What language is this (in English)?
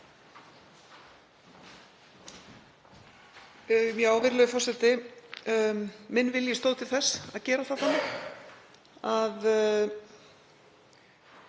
Icelandic